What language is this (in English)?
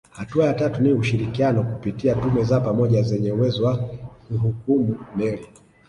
Swahili